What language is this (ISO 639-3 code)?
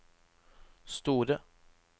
nor